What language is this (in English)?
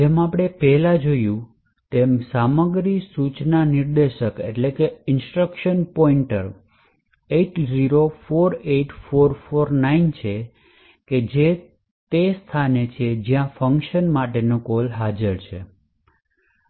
Gujarati